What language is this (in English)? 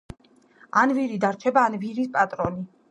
Georgian